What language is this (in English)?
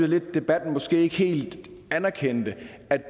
Danish